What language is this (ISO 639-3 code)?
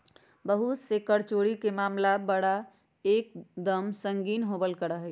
mag